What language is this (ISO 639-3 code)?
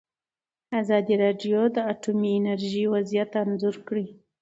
pus